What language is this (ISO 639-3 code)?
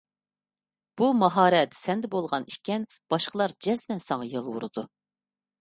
uig